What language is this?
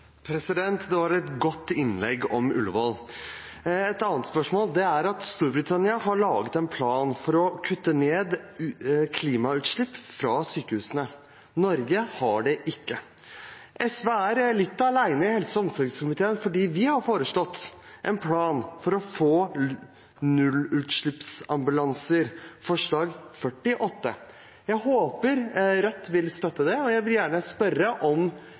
Norwegian Bokmål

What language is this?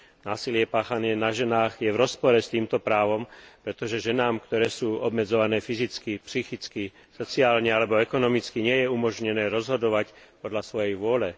Slovak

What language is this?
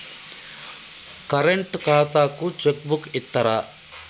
Telugu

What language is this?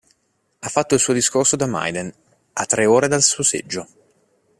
Italian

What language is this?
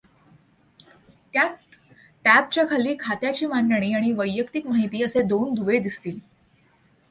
Marathi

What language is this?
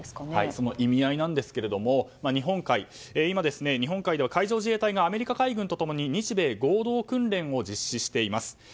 Japanese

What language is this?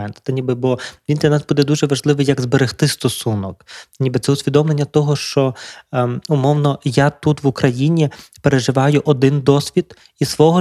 Ukrainian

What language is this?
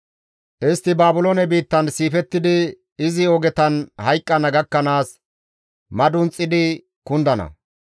Gamo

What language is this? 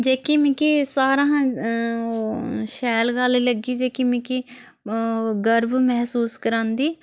Dogri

